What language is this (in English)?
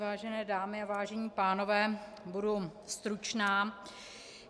Czech